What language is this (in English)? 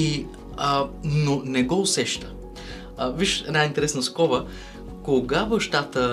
Bulgarian